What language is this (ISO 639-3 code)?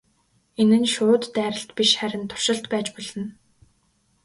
mon